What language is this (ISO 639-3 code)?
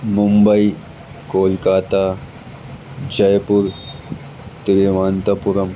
urd